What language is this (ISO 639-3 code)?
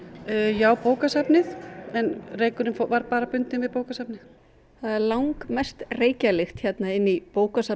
isl